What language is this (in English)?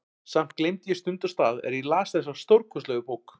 Icelandic